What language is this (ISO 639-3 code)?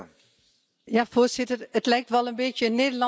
nld